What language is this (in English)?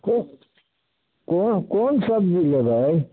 Maithili